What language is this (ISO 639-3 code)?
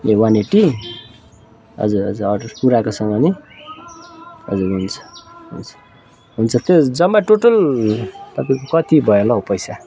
nep